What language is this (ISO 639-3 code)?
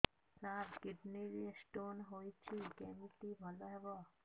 ori